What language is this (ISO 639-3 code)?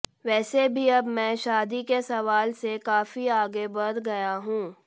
hin